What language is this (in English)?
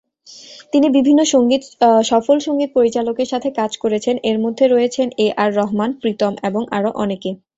Bangla